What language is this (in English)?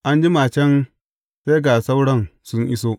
Hausa